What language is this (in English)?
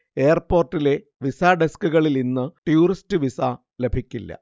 Malayalam